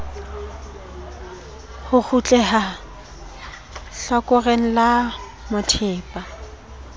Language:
Southern Sotho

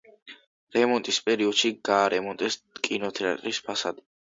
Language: Georgian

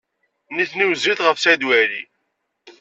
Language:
Kabyle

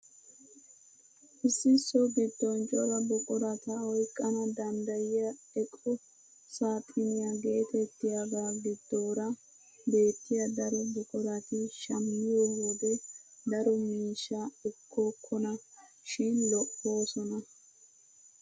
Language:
Wolaytta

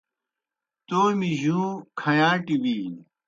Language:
Kohistani Shina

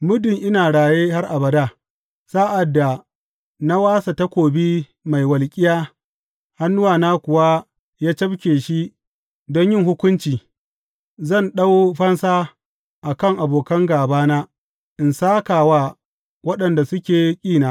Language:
Hausa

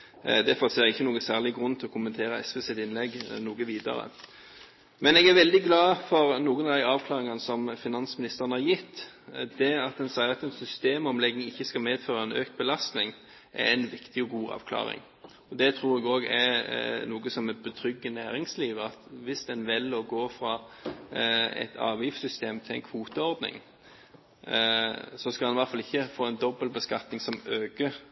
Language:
Norwegian Bokmål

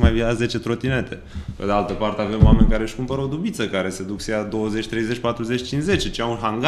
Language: Romanian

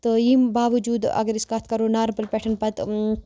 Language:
Kashmiri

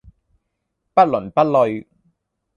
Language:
Cantonese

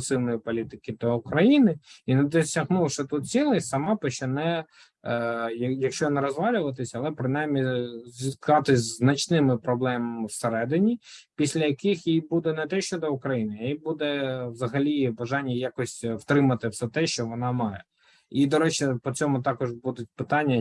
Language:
Ukrainian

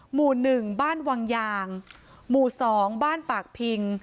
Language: Thai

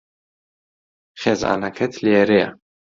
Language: Central Kurdish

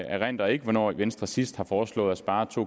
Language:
Danish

